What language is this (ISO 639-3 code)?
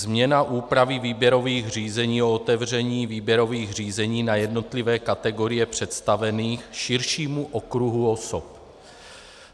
ces